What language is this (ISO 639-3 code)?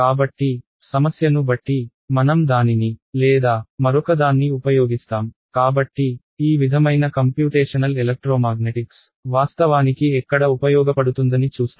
tel